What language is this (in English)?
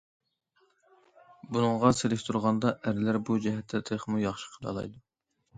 Uyghur